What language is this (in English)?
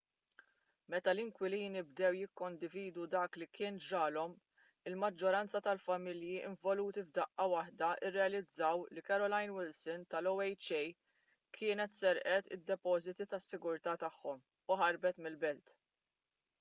Maltese